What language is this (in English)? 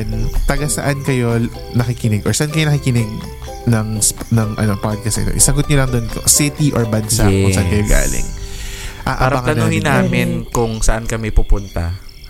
Filipino